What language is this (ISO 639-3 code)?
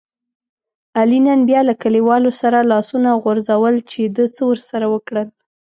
pus